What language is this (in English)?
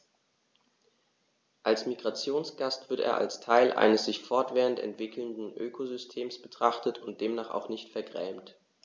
German